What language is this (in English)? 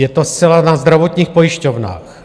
Czech